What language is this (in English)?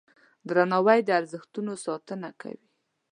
Pashto